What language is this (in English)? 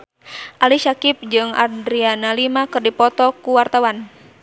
Sundanese